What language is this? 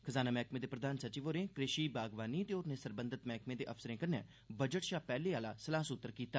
Dogri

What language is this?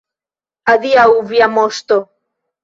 Esperanto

